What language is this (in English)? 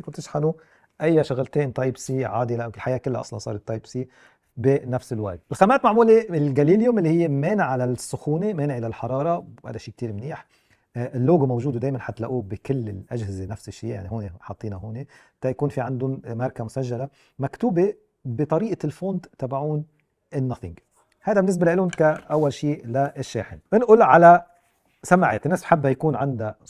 Arabic